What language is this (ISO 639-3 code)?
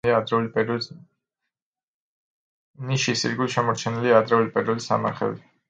kat